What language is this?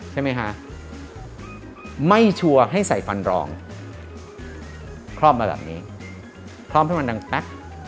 Thai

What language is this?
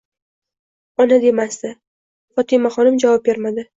Uzbek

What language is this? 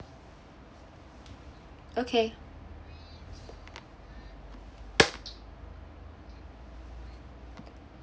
English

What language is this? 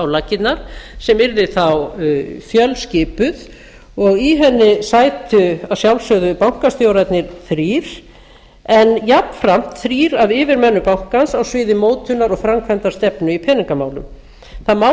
Icelandic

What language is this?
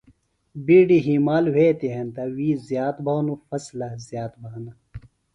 Phalura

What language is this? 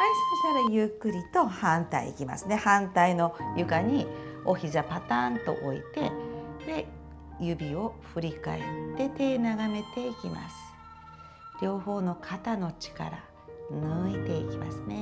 Japanese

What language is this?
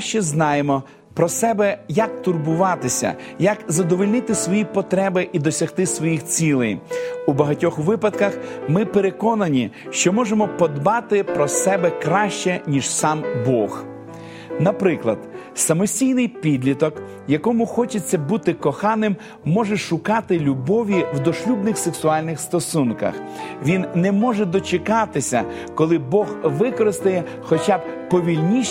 Ukrainian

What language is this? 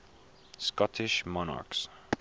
English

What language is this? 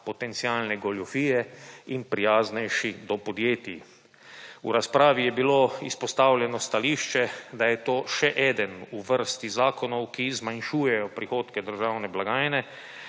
Slovenian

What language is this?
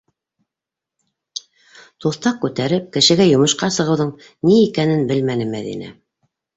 Bashkir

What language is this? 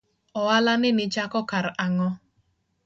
Luo (Kenya and Tanzania)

